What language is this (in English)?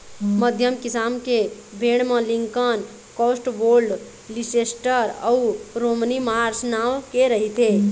Chhattisgarhi